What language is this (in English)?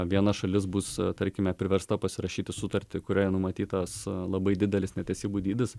Lithuanian